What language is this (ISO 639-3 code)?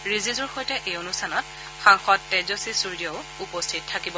asm